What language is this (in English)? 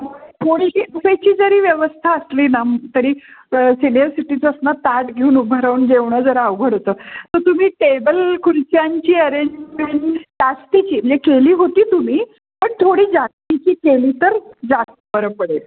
Marathi